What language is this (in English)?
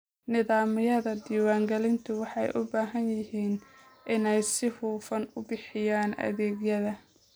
Somali